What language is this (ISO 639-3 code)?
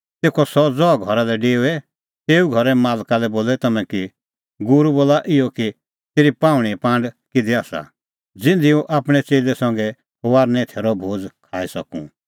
kfx